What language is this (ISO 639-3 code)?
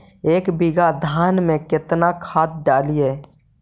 mag